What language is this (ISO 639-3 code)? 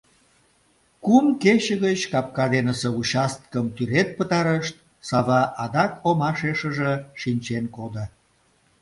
chm